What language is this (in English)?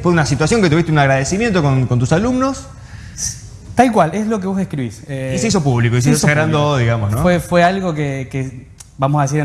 Spanish